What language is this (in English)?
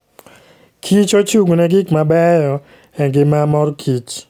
Luo (Kenya and Tanzania)